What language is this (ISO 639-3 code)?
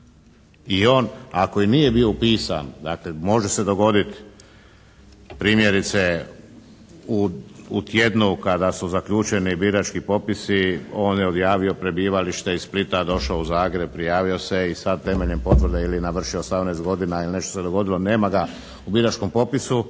hrv